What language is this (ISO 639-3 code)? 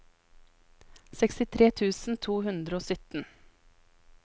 nor